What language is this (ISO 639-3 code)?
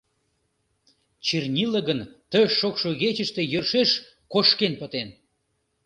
chm